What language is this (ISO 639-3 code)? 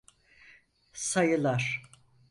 tur